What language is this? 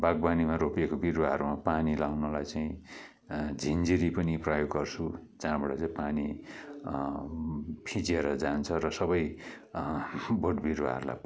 Nepali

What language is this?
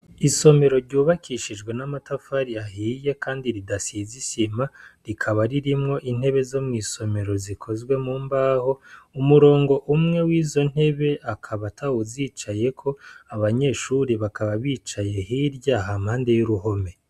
Rundi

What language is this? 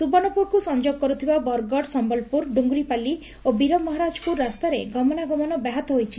Odia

